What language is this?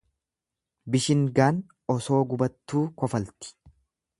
Oromo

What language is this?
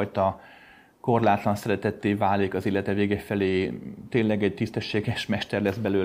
Hungarian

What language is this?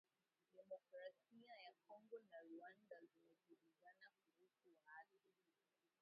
Swahili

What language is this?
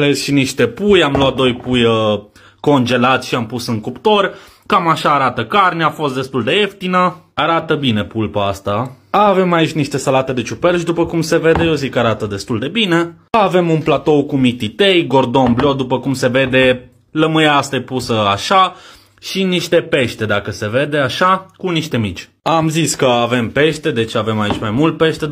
Romanian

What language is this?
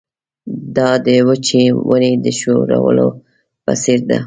Pashto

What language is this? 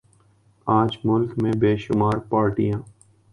Urdu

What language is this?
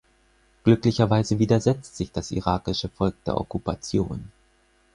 German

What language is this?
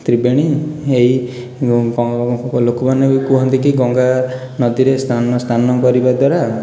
Odia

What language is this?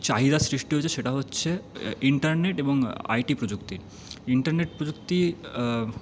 Bangla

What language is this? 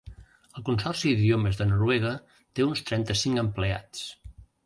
Catalan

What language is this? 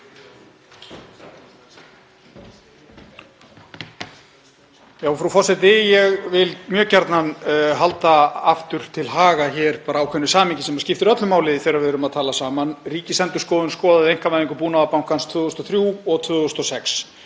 Icelandic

